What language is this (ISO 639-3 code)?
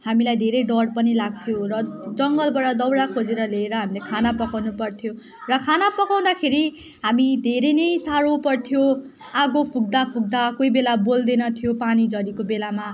nep